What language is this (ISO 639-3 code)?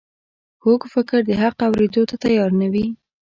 pus